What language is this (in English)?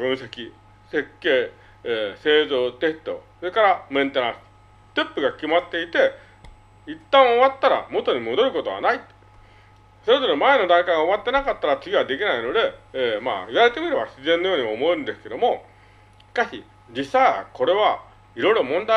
Japanese